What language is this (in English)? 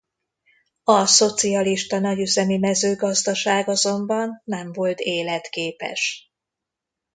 Hungarian